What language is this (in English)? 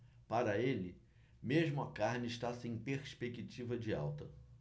Portuguese